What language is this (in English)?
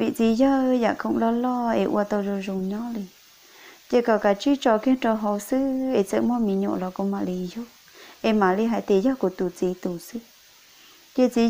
Vietnamese